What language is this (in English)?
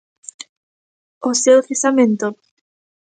Galician